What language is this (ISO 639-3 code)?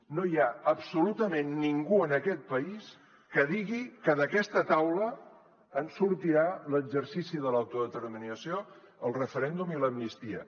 cat